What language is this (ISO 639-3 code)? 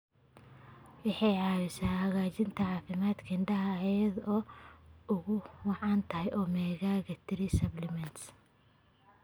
som